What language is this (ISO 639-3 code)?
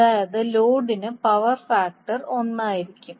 mal